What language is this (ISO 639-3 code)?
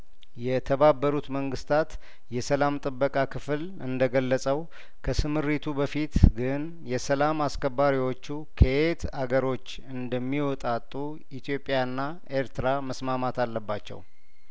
amh